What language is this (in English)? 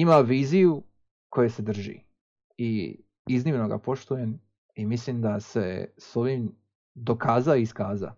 Croatian